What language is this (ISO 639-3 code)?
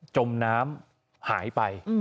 tha